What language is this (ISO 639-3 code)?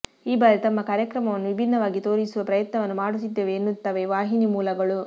kan